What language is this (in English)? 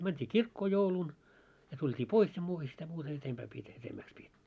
Finnish